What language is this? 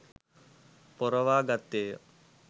Sinhala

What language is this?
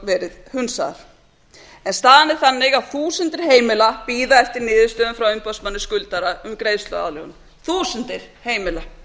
Icelandic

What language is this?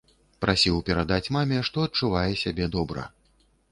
Belarusian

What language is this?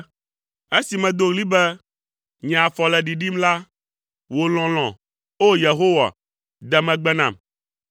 Ewe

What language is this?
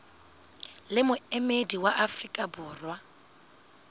Southern Sotho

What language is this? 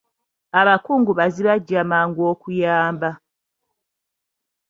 Ganda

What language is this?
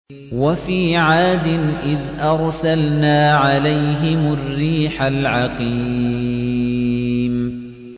Arabic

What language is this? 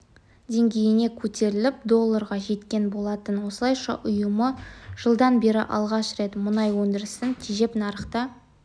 Kazakh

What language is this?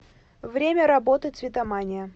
Russian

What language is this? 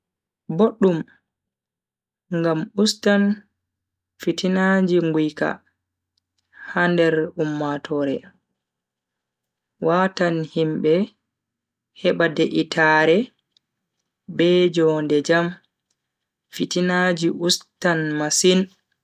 Bagirmi Fulfulde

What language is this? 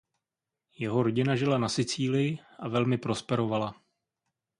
Czech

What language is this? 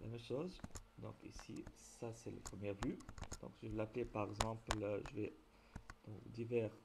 French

